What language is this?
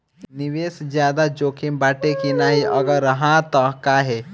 Bhojpuri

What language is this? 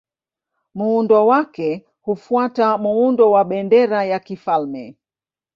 Swahili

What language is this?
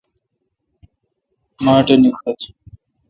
Kalkoti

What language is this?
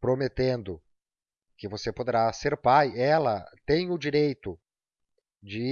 Portuguese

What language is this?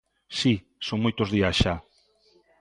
Galician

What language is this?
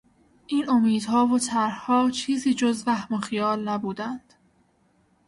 Persian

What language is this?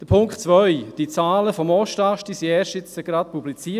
Swiss German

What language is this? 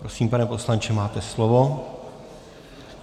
Czech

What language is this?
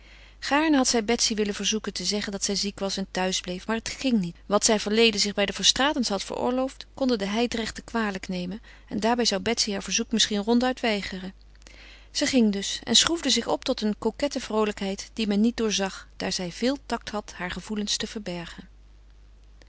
Dutch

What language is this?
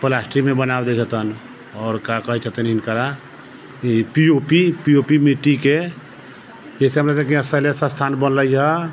Maithili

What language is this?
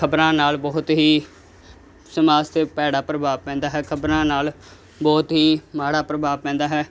Punjabi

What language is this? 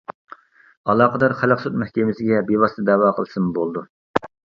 Uyghur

